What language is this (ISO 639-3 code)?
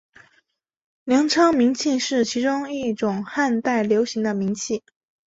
zho